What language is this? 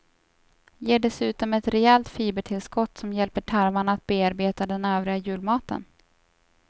Swedish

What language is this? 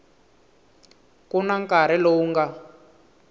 Tsonga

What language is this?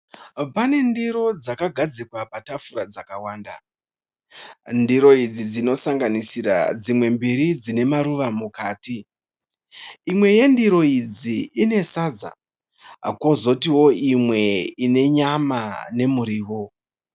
Shona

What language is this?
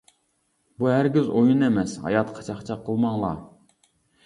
Uyghur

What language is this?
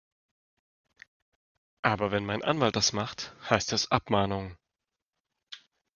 German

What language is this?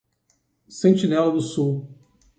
Portuguese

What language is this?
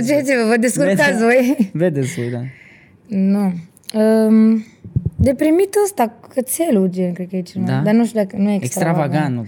Romanian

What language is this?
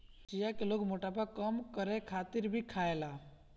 Bhojpuri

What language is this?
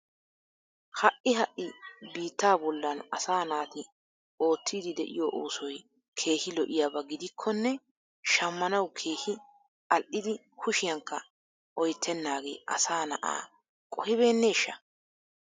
Wolaytta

